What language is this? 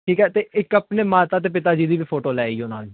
Punjabi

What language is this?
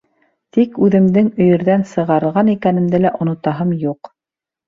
Bashkir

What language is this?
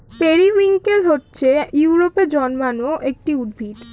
Bangla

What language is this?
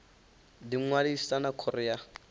Venda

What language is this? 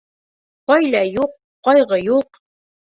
Bashkir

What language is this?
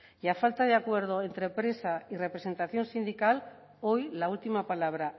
Spanish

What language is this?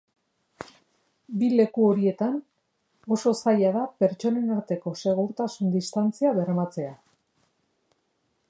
Basque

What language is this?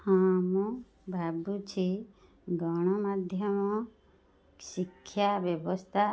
Odia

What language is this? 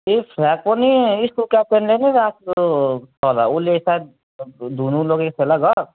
Nepali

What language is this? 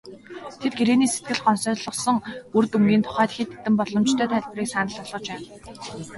Mongolian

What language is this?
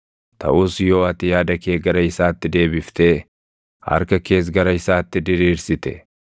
Oromo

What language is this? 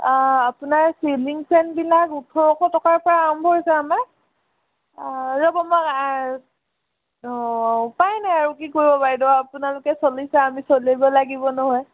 Assamese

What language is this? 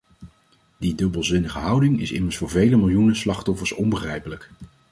Dutch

